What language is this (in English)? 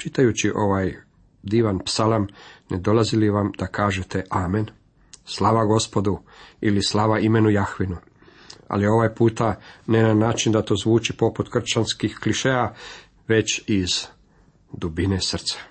Croatian